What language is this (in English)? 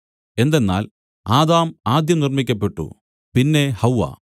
Malayalam